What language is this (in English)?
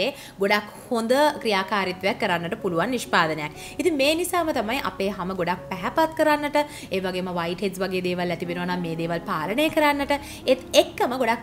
Hindi